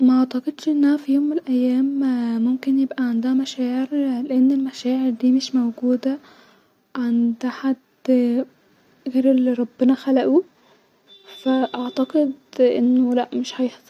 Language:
Egyptian Arabic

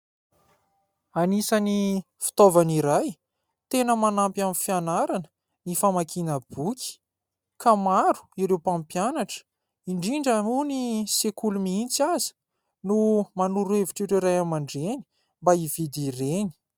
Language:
Malagasy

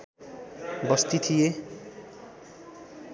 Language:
Nepali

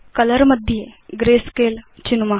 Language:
Sanskrit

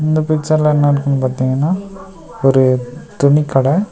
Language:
Tamil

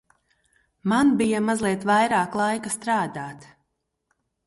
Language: Latvian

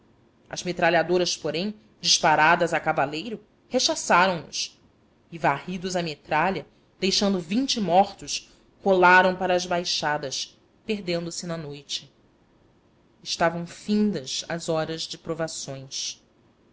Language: Portuguese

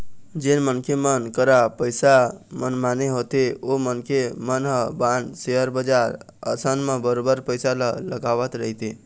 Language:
Chhattisgarhi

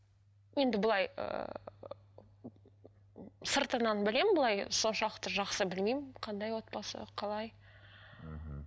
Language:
Kazakh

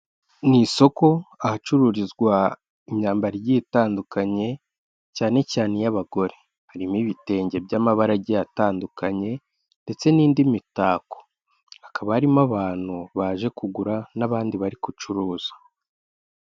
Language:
Kinyarwanda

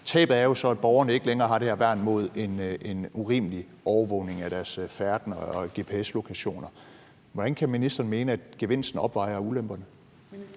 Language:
Danish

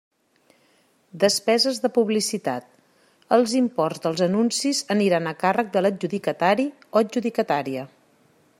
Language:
Catalan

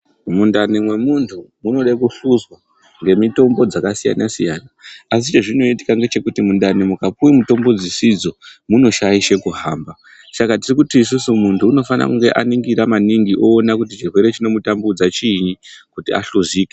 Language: Ndau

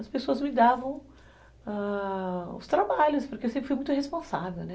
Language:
Portuguese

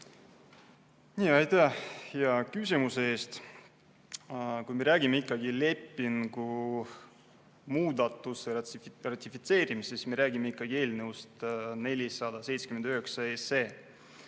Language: Estonian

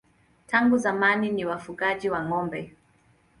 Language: Swahili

